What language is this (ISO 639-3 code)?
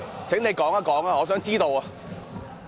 yue